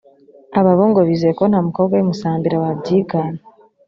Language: Kinyarwanda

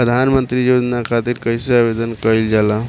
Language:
Bhojpuri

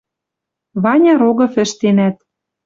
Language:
Western Mari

